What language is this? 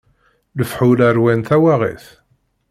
Kabyle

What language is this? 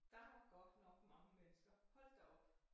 Danish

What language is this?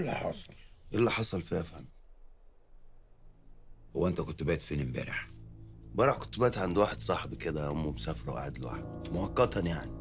Arabic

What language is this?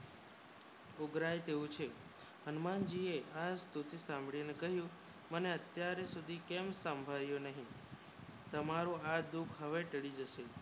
Gujarati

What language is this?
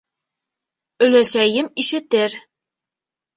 Bashkir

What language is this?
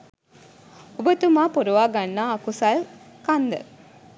Sinhala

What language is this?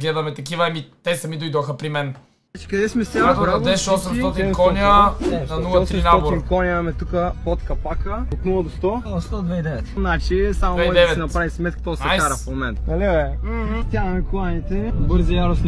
Bulgarian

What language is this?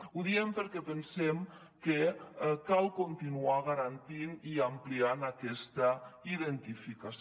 Catalan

